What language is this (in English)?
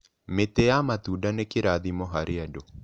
Kikuyu